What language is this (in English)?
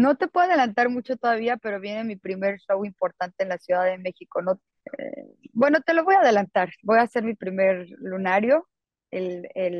Spanish